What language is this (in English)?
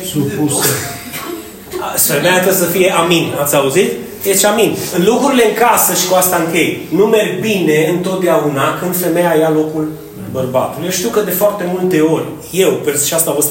Romanian